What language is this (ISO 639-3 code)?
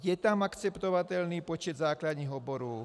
ces